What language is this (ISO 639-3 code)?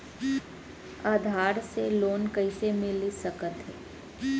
hne